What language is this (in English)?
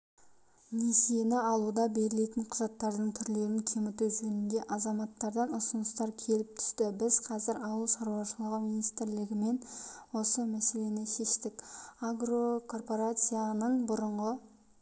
Kazakh